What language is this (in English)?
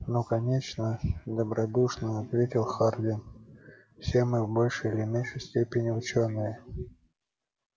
Russian